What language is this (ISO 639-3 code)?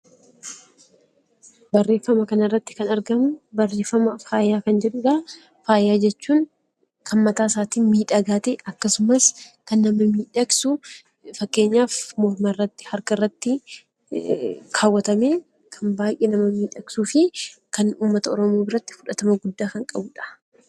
orm